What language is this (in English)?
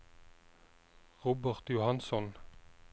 Norwegian